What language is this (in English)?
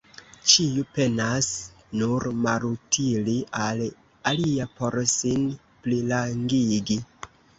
Esperanto